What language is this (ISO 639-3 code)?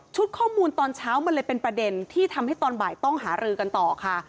tha